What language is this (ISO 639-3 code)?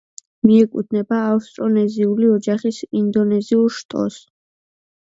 kat